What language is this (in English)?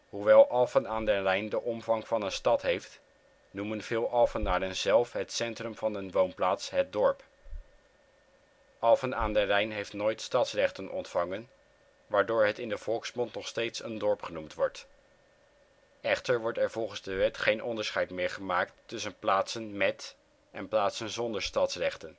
Dutch